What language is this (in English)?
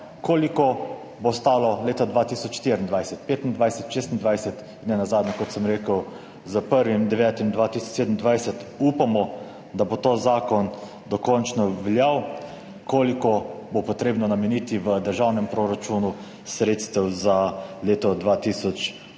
Slovenian